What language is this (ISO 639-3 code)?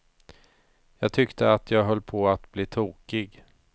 swe